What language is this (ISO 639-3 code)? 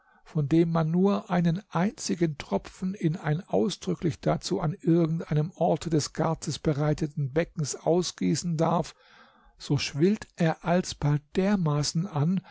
deu